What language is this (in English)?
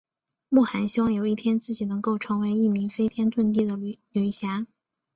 Chinese